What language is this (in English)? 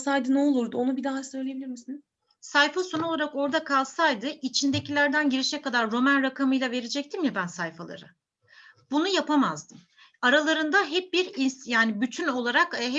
Turkish